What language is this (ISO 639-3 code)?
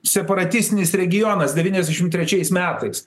lit